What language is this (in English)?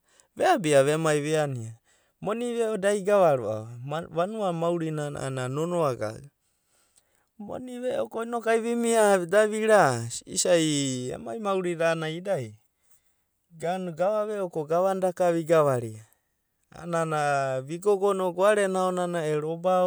Abadi